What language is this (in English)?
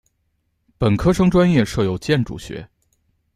Chinese